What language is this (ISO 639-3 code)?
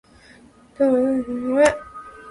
jpn